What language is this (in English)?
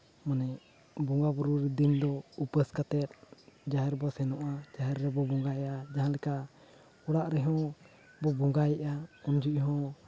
Santali